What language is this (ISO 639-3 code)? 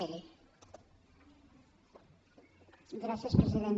cat